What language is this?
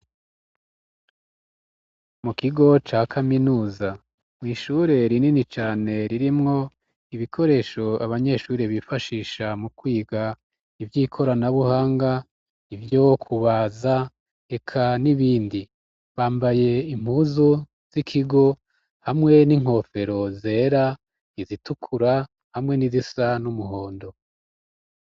Rundi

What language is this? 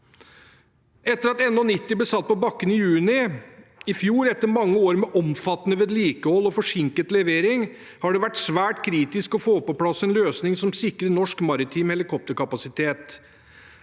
Norwegian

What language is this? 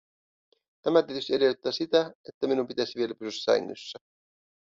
Finnish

